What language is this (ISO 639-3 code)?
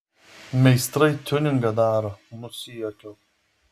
lit